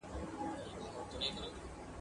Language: Pashto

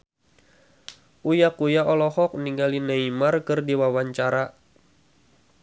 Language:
Sundanese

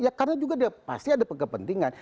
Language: Indonesian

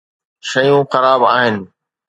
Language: Sindhi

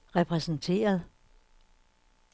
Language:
Danish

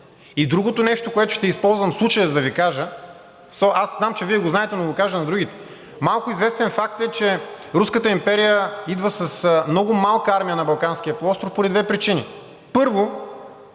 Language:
Bulgarian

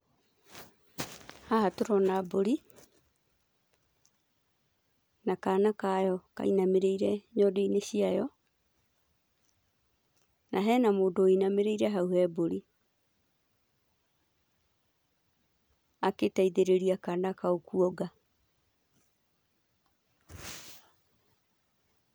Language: Kikuyu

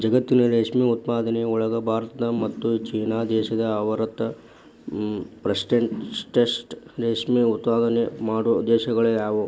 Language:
Kannada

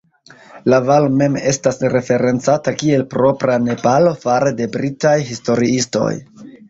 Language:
Esperanto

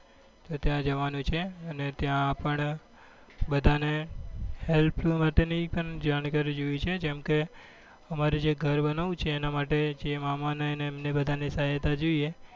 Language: Gujarati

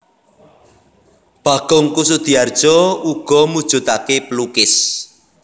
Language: Javanese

